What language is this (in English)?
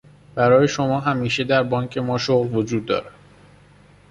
Persian